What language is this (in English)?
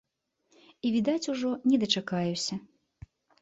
Belarusian